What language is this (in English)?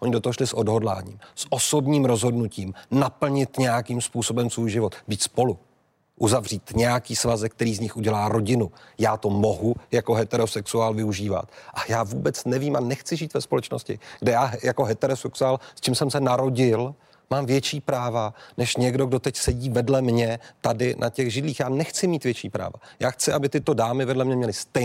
Czech